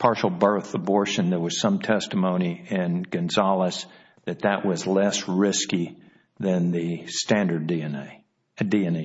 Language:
English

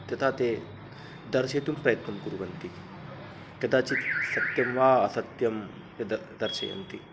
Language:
Sanskrit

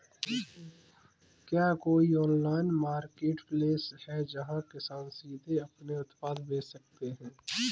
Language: Hindi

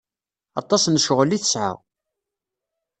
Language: Kabyle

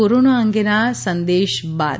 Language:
Gujarati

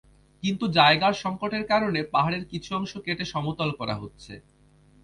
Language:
Bangla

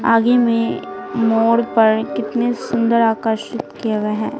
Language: Hindi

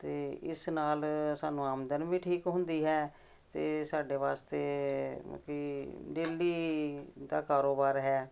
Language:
Punjabi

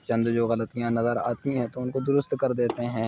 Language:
Urdu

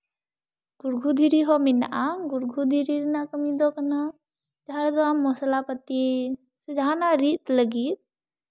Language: Santali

